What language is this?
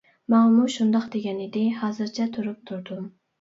Uyghur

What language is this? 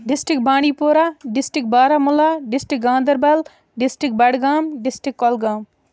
Kashmiri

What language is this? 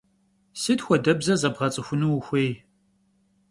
Kabardian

